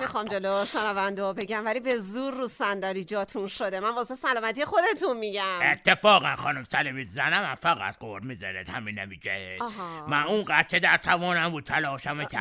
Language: Persian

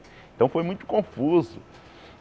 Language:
Portuguese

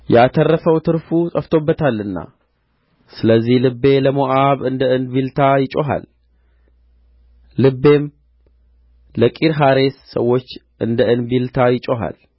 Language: Amharic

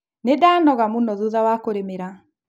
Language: Kikuyu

